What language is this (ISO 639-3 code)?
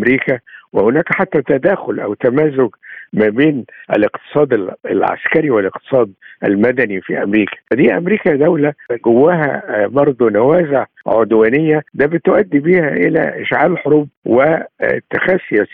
ara